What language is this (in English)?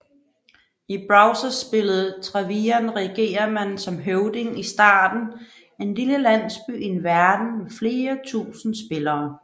Danish